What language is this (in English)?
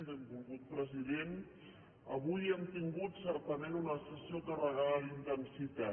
Catalan